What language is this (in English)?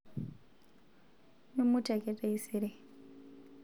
Masai